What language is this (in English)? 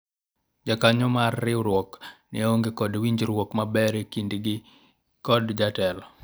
Luo (Kenya and Tanzania)